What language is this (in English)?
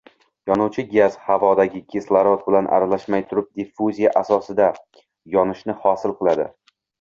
Uzbek